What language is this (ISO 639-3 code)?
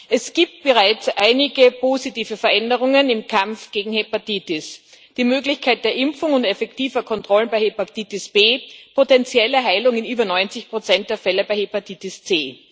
deu